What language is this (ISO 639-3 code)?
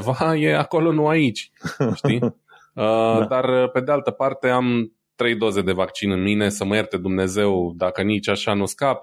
ron